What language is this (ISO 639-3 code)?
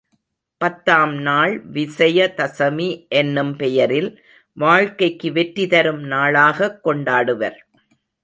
tam